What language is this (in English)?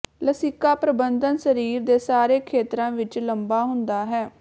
Punjabi